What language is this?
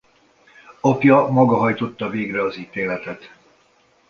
Hungarian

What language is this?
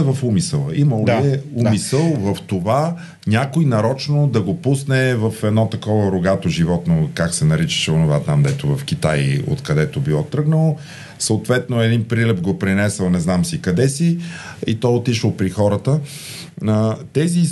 Bulgarian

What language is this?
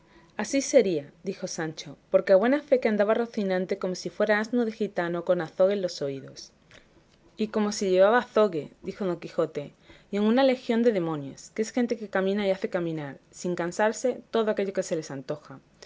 Spanish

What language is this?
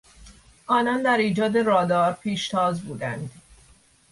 Persian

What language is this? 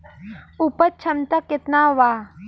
Bhojpuri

